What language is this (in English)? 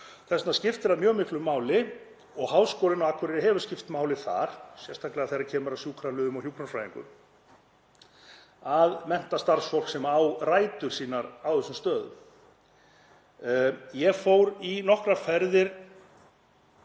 Icelandic